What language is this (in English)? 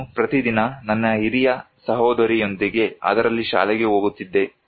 Kannada